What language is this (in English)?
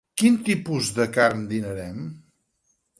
Catalan